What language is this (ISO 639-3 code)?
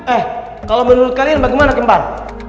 ind